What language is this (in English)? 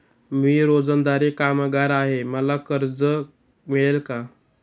Marathi